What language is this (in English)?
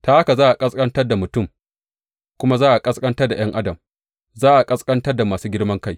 Hausa